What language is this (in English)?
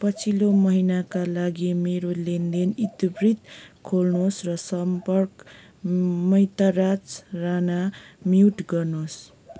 Nepali